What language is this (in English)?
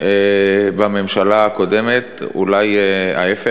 Hebrew